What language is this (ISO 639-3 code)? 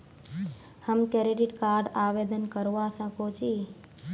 mag